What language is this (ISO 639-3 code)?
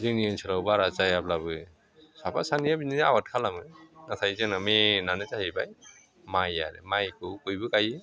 brx